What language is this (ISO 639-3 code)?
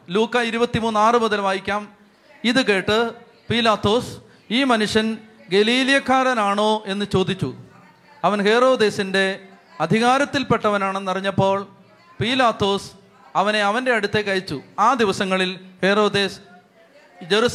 mal